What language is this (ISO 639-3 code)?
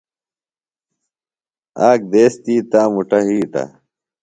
phl